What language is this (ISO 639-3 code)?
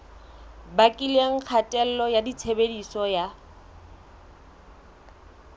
sot